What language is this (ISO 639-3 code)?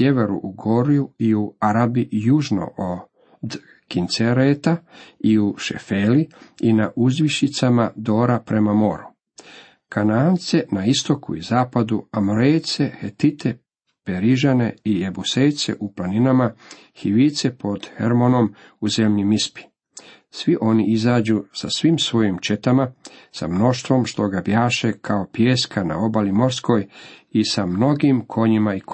hrv